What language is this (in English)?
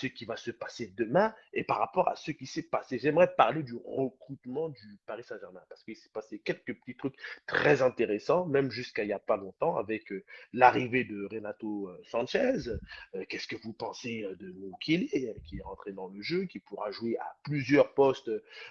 French